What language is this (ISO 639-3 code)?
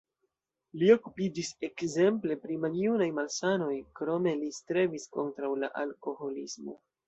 epo